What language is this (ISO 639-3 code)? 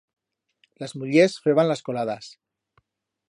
arg